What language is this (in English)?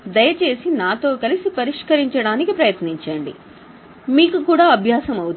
Telugu